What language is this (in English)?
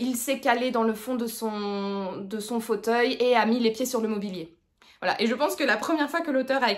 French